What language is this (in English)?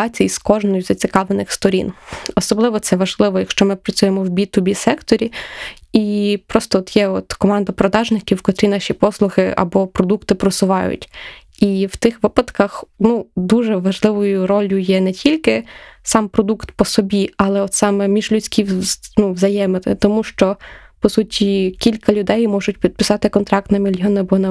Ukrainian